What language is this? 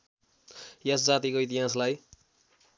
Nepali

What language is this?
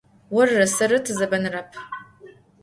Adyghe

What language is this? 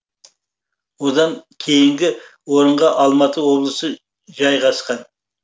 Kazakh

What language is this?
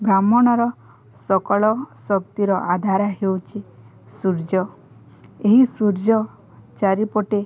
Odia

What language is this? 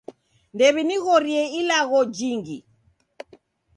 Taita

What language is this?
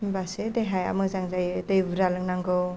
Bodo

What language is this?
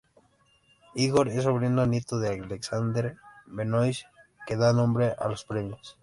Spanish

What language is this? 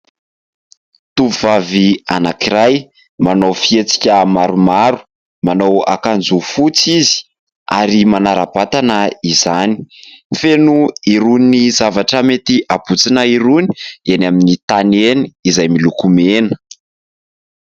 Malagasy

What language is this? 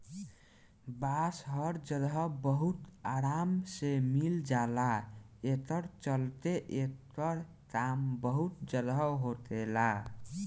Bhojpuri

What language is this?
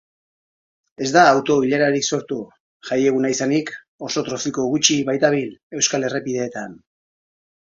Basque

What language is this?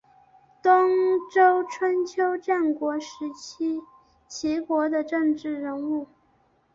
Chinese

